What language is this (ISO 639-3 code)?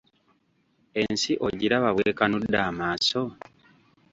lug